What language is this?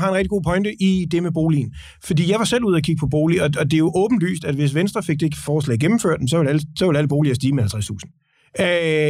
Danish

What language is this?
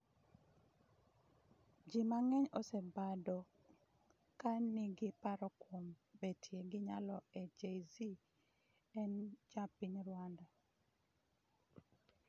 Luo (Kenya and Tanzania)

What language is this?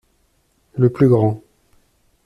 French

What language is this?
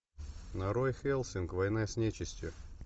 Russian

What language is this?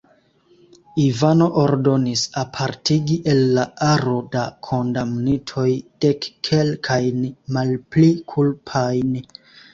Esperanto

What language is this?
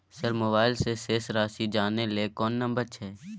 Maithili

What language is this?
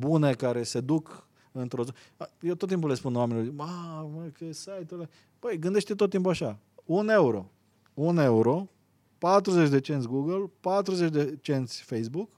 Romanian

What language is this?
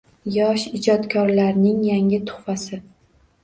Uzbek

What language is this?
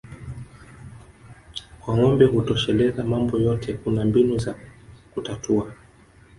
Swahili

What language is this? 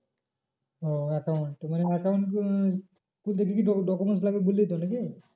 Bangla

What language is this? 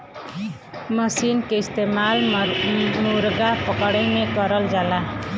Bhojpuri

